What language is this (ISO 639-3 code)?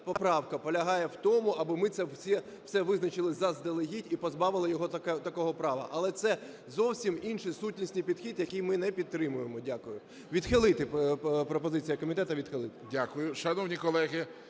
ukr